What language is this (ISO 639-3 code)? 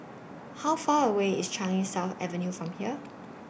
eng